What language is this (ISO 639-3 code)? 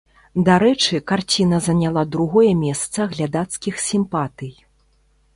bel